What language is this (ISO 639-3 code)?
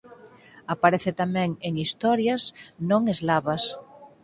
glg